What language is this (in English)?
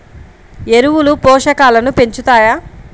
Telugu